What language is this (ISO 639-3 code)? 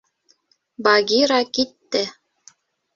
bak